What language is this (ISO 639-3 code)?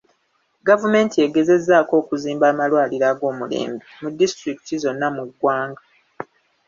lug